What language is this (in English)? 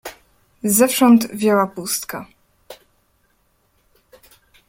Polish